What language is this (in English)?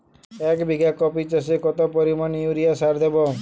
Bangla